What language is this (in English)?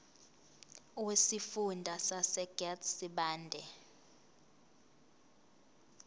Zulu